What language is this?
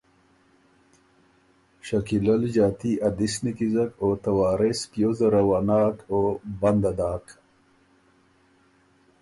Ormuri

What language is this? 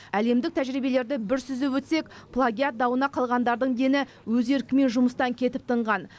Kazakh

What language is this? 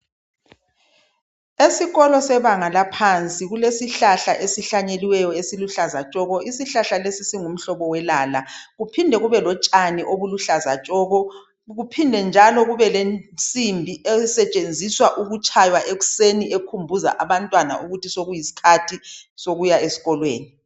North Ndebele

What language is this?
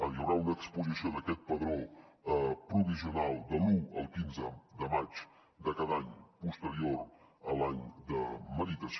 Catalan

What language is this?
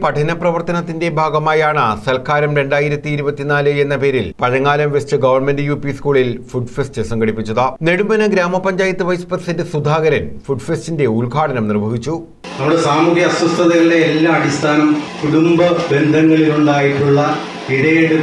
Malayalam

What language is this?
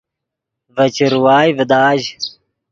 Yidgha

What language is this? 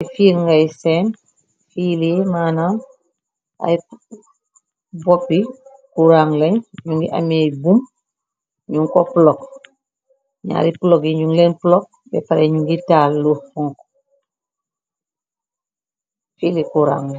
Wolof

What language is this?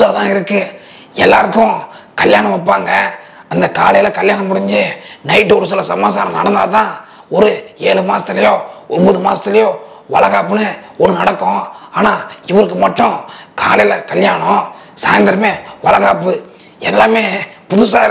Thai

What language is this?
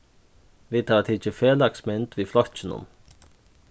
Faroese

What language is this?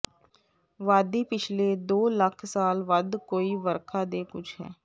Punjabi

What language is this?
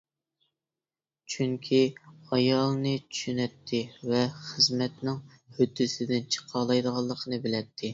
Uyghur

